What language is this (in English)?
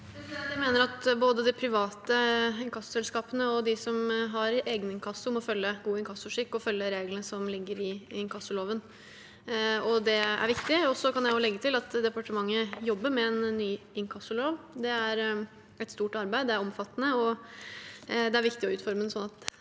Norwegian